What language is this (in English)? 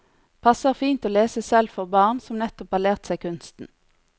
Norwegian